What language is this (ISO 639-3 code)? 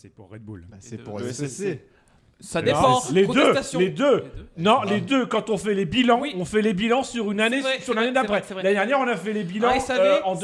fra